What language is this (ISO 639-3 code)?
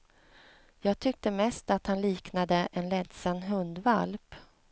swe